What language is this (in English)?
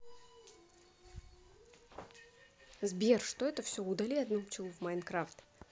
Russian